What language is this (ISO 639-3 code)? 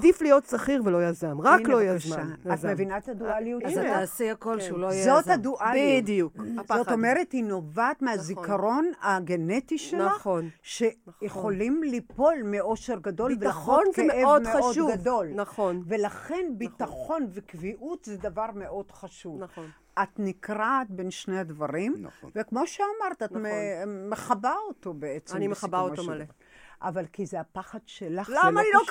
heb